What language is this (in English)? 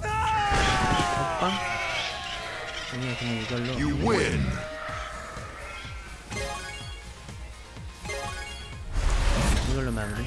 Korean